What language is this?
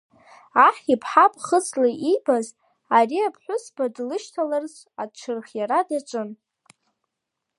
Abkhazian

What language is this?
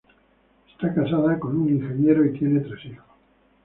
Spanish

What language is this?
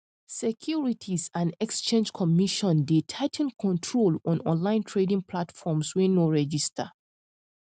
Nigerian Pidgin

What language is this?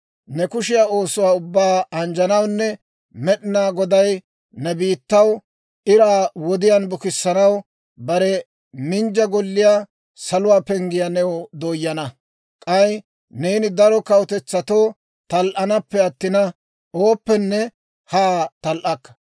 Dawro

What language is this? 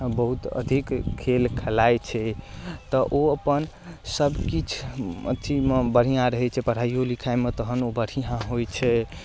Maithili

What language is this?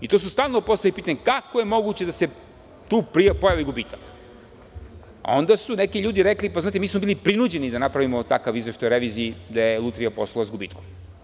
Serbian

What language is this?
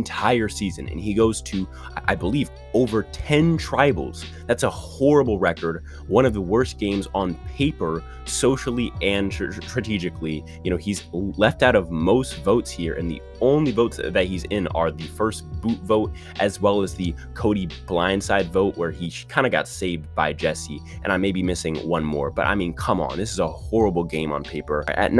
English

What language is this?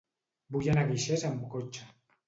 Catalan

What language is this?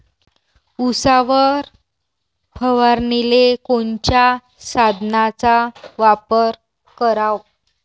Marathi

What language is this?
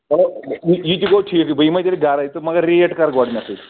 Kashmiri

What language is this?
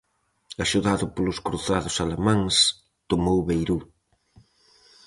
Galician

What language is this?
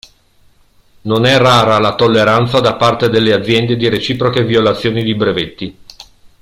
Italian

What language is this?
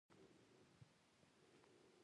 Pashto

